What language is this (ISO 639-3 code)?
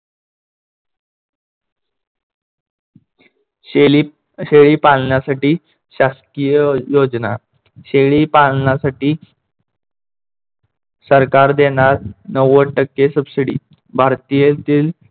mar